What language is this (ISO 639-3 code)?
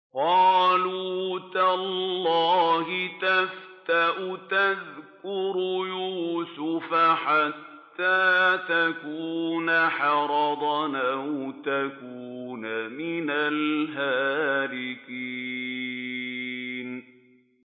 ara